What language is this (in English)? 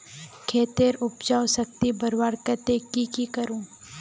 Magahi